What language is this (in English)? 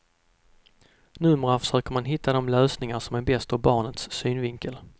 Swedish